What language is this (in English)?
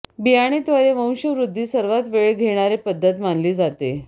Marathi